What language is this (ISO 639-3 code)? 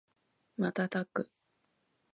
jpn